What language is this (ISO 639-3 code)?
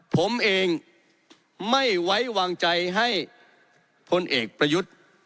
tha